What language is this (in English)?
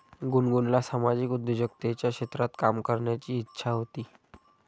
Marathi